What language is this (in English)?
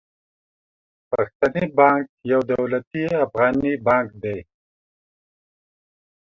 Pashto